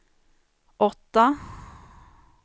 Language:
Swedish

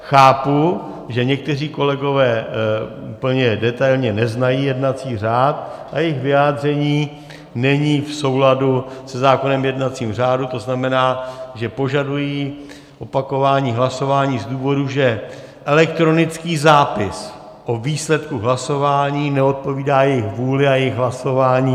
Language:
Czech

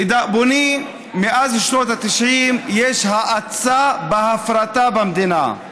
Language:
Hebrew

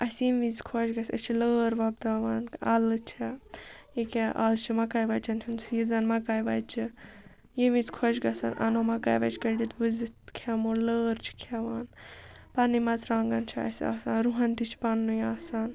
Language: Kashmiri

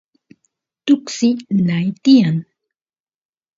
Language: Santiago del Estero Quichua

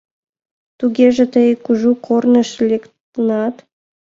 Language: Mari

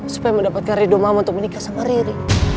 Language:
Indonesian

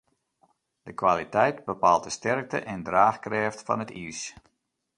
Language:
Western Frisian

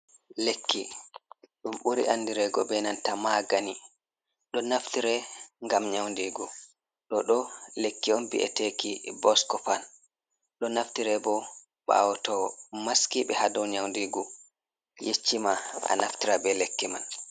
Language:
Fula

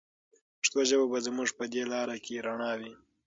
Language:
Pashto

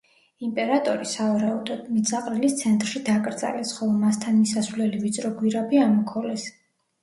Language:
Georgian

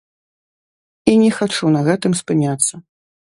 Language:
Belarusian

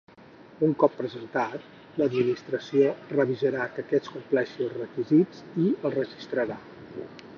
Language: Catalan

